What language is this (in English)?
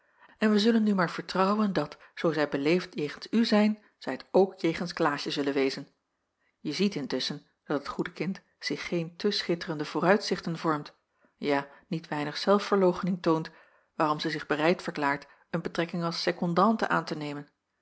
Dutch